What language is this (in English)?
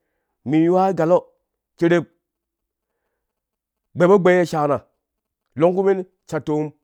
Kushi